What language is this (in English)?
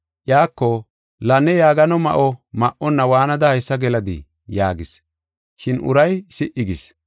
Gofa